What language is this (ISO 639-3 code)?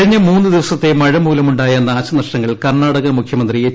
mal